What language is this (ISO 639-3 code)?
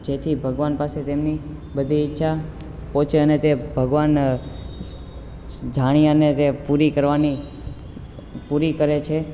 guj